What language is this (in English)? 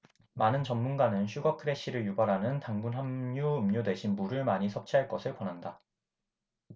Korean